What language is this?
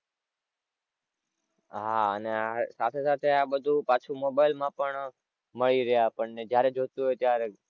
Gujarati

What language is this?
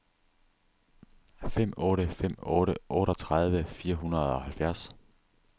Danish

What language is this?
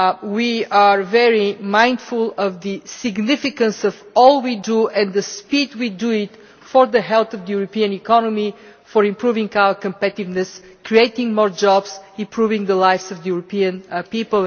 English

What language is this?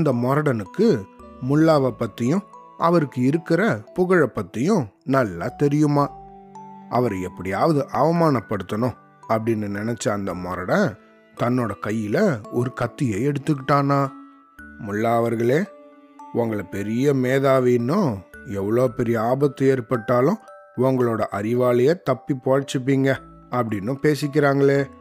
Tamil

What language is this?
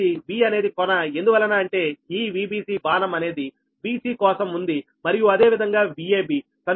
Telugu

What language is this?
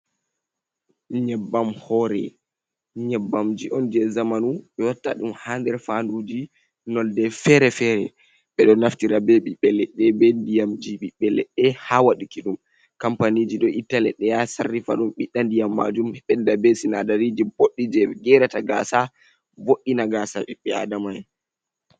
Fula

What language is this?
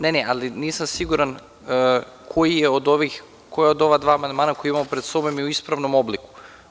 Serbian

